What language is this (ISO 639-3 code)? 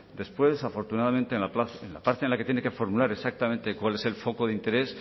spa